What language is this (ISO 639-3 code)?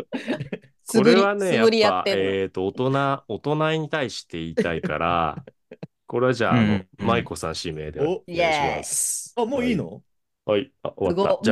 jpn